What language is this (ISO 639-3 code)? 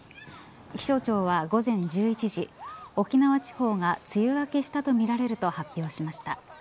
jpn